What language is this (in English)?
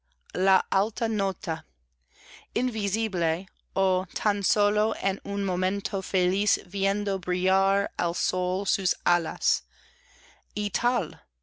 Spanish